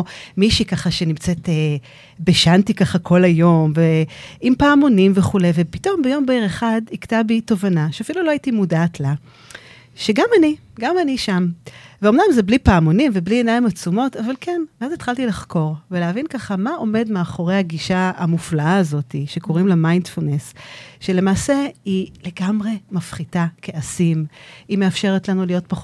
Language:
Hebrew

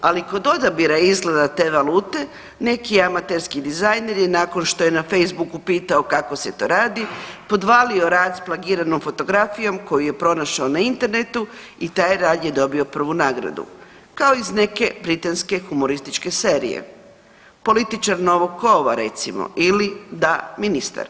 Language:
Croatian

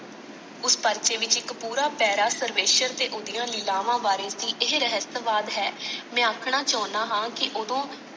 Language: Punjabi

